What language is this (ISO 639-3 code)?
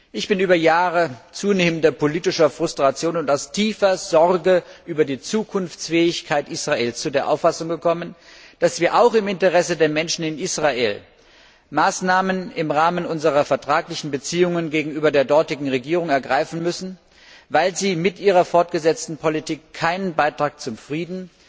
deu